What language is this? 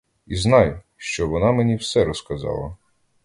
Ukrainian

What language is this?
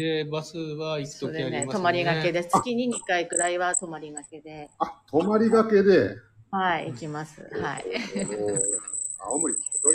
Japanese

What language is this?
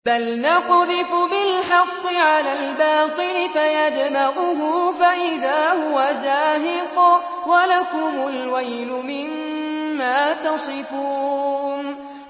Arabic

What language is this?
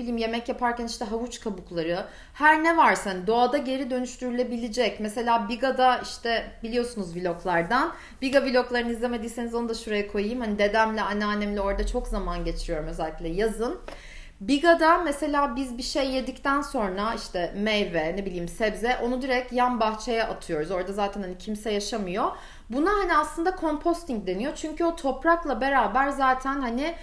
Turkish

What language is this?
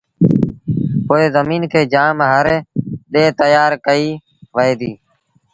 Sindhi Bhil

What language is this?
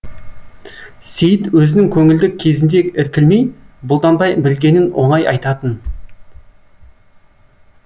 Kazakh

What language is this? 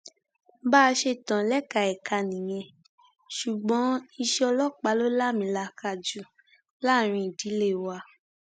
Yoruba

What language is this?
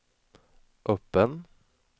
Swedish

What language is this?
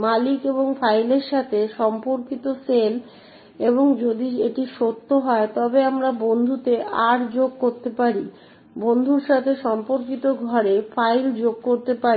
Bangla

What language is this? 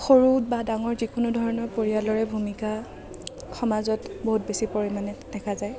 Assamese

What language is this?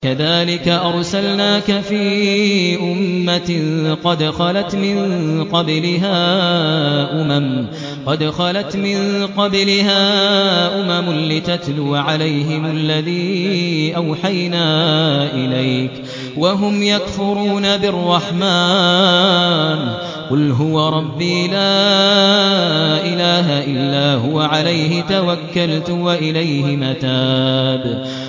Arabic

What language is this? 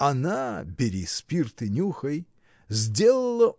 Russian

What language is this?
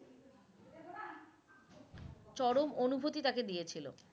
Bangla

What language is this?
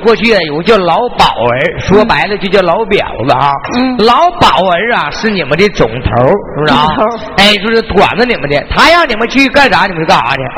Chinese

